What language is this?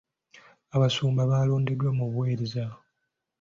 Ganda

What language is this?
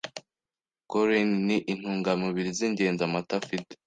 Kinyarwanda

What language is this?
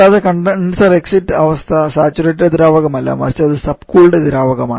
Malayalam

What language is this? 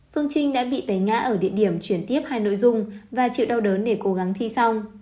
Vietnamese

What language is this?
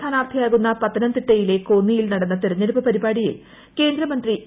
Malayalam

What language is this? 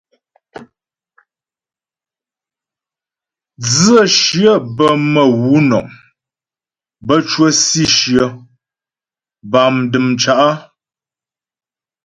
Ghomala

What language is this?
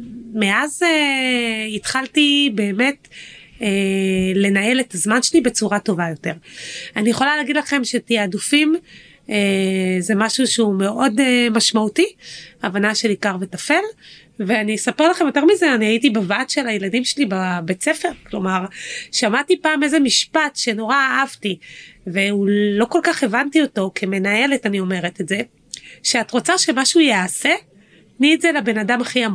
Hebrew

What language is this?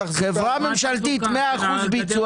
Hebrew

